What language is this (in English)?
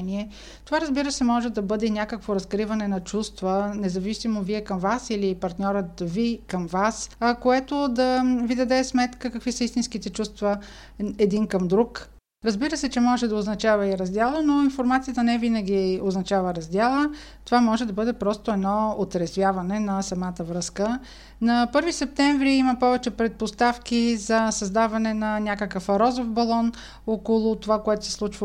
Bulgarian